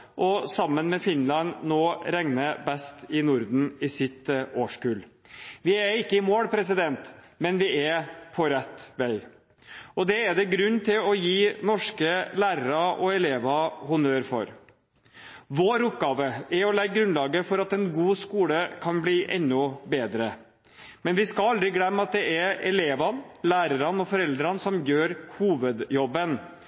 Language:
Norwegian Bokmål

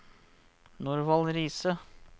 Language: Norwegian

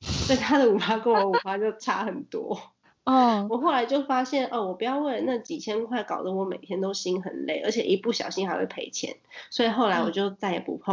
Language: Chinese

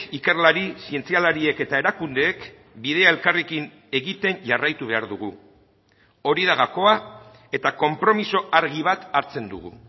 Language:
Basque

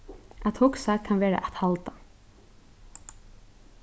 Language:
Faroese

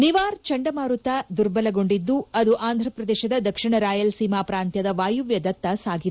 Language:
Kannada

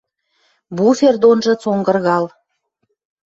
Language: Western Mari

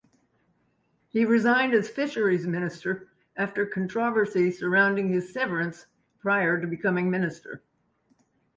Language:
English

